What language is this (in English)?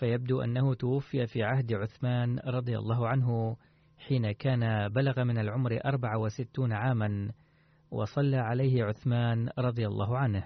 Arabic